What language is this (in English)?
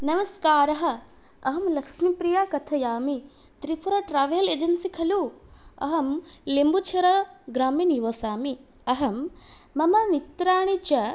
Sanskrit